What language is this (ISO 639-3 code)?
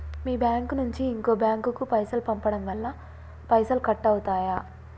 tel